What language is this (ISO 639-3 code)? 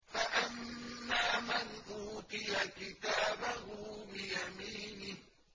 ara